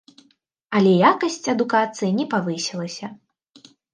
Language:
Belarusian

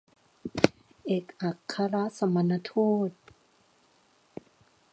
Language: Thai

